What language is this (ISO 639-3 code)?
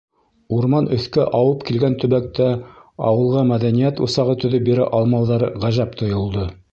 bak